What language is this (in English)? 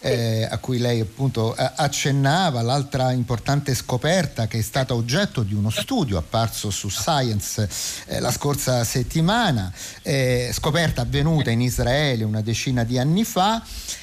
Italian